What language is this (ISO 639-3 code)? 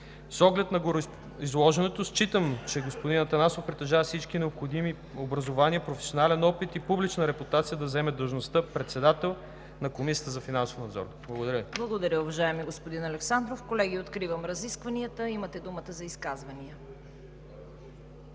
bul